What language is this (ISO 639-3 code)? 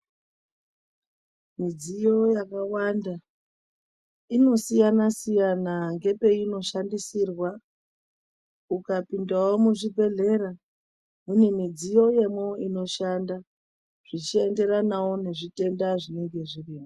ndc